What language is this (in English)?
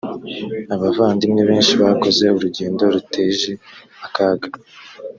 Kinyarwanda